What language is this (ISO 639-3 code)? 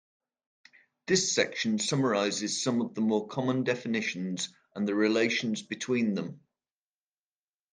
eng